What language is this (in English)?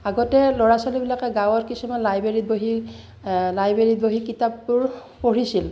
Assamese